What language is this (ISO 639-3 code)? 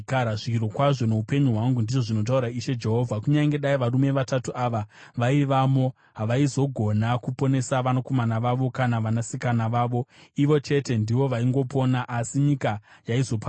sna